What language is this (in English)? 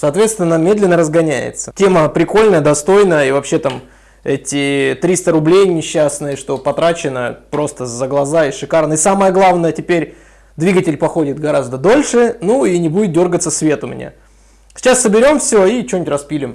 Russian